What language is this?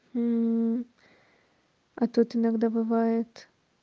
Russian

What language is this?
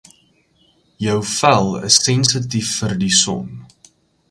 Afrikaans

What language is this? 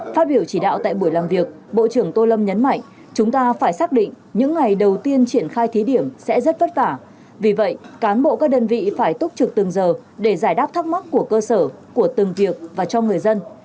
Vietnamese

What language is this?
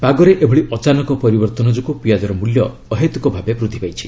Odia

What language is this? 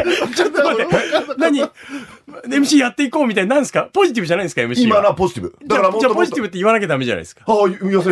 Japanese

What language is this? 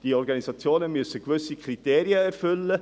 Swiss German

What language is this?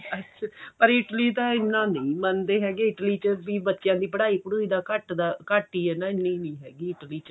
Punjabi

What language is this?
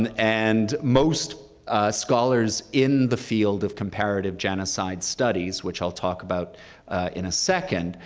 English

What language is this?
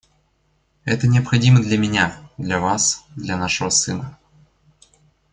Russian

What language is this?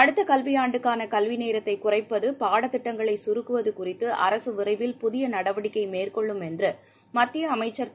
Tamil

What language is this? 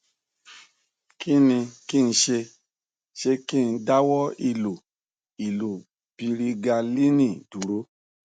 Yoruba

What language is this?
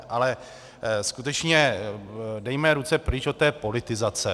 Czech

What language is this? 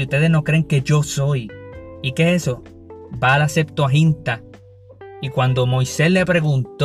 Spanish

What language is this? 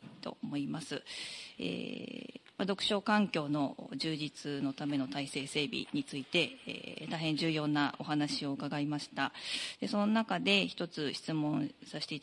Japanese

